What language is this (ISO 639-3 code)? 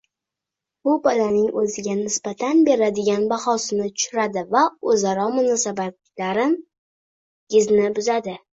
uzb